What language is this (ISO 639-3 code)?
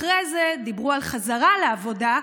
heb